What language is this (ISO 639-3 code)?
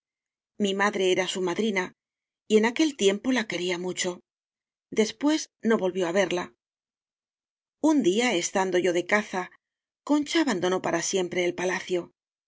spa